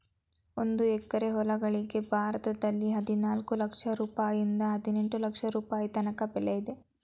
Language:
Kannada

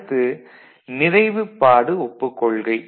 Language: Tamil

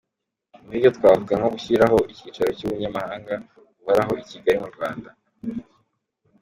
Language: Kinyarwanda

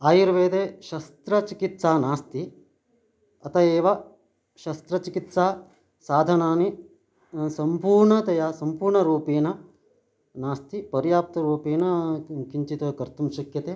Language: Sanskrit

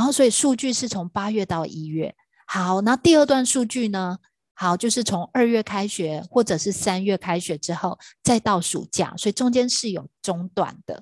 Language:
Chinese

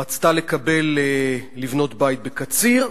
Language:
Hebrew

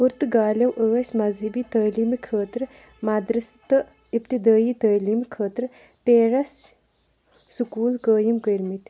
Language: Kashmiri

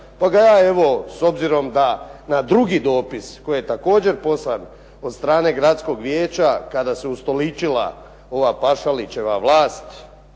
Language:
Croatian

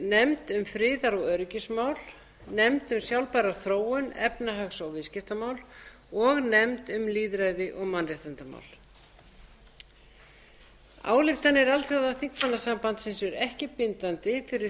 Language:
Icelandic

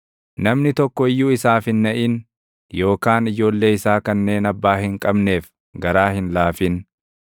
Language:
Oromo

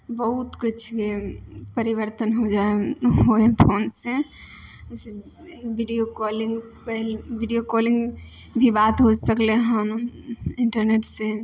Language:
Maithili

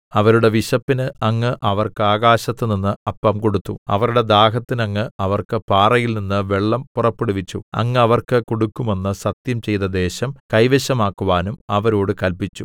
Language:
Malayalam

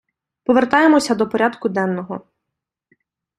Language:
Ukrainian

